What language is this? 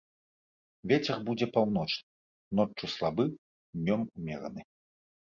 Belarusian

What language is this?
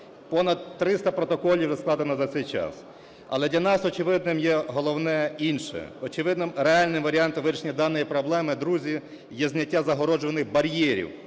Ukrainian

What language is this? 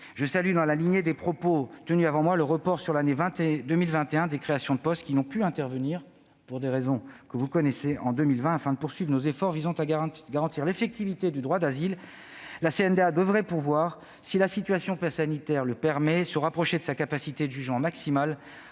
French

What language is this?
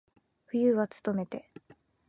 Japanese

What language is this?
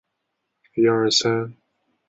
Chinese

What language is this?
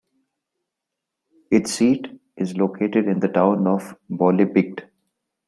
English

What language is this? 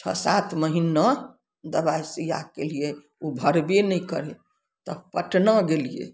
Maithili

